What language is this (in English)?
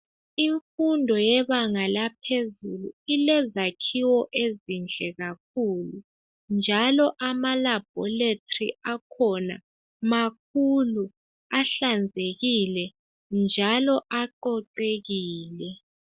North Ndebele